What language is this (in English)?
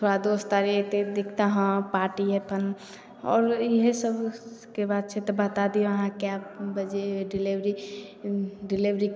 Maithili